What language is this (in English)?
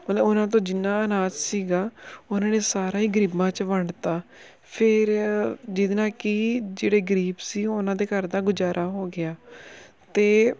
Punjabi